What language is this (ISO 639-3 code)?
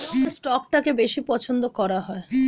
ben